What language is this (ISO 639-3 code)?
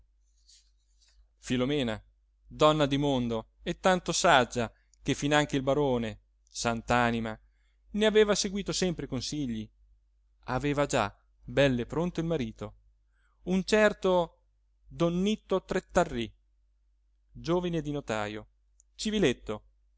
ita